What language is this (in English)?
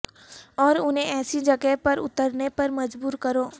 Urdu